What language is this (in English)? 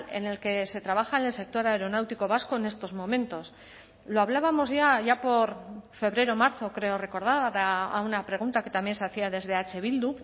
Spanish